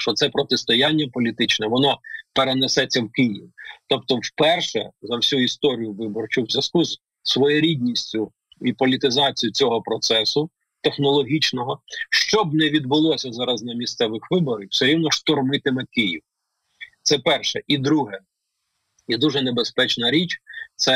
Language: Ukrainian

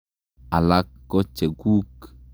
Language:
Kalenjin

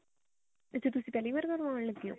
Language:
Punjabi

